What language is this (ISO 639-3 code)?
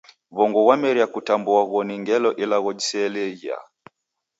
dav